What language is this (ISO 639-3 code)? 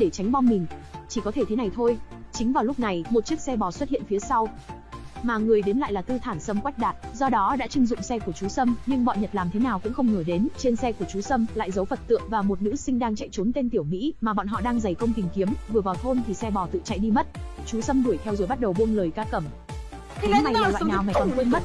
vie